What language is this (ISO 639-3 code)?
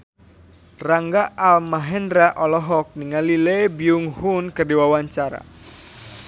sun